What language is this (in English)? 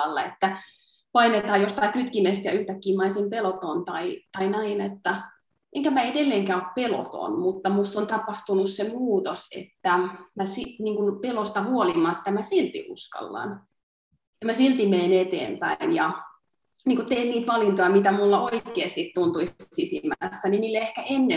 Finnish